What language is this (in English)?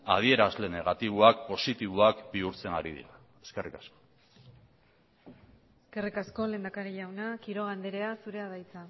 Basque